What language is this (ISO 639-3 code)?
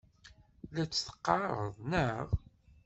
kab